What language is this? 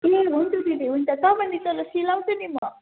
Nepali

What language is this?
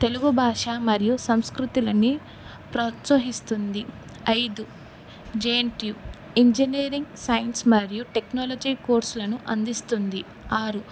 Telugu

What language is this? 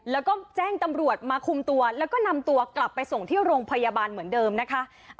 Thai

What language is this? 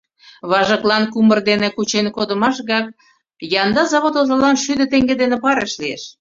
Mari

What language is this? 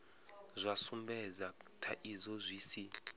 Venda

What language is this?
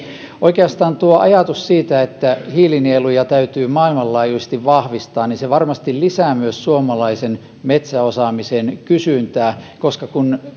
Finnish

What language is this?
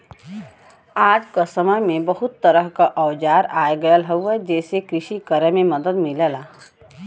Bhojpuri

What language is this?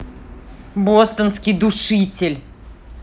Russian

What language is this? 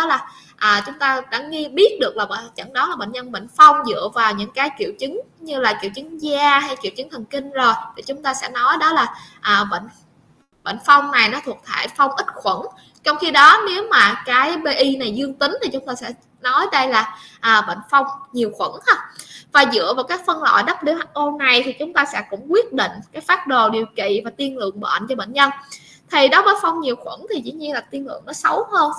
Vietnamese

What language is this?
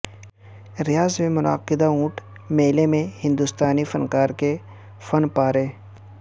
Urdu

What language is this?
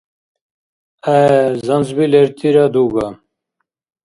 Dargwa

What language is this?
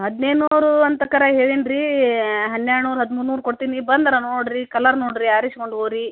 Kannada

